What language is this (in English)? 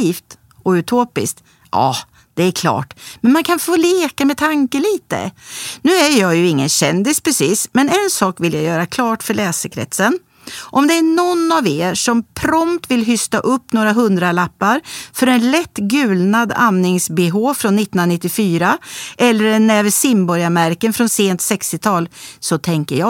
Swedish